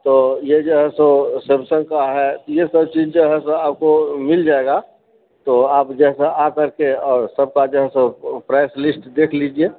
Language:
Maithili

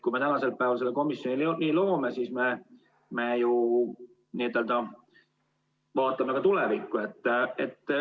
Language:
Estonian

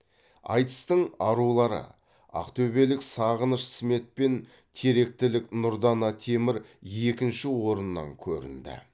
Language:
Kazakh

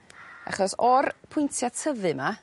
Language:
Welsh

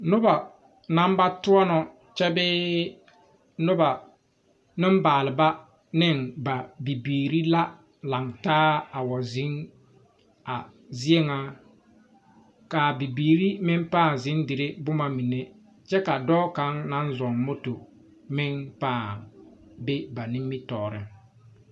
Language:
Southern Dagaare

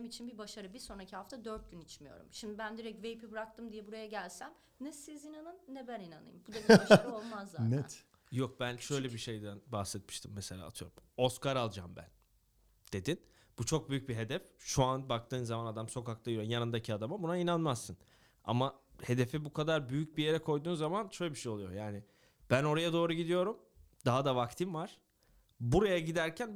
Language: Turkish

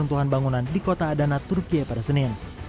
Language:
Indonesian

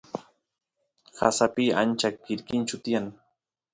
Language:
Santiago del Estero Quichua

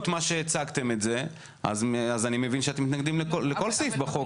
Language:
Hebrew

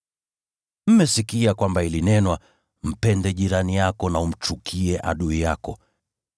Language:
Swahili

